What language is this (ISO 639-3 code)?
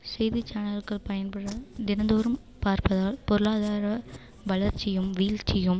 tam